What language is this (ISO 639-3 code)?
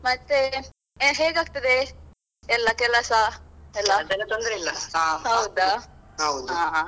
kan